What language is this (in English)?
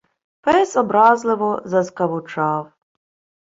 Ukrainian